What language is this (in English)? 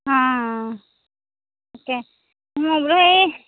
Assamese